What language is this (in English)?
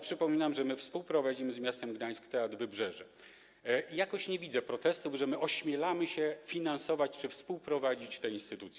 Polish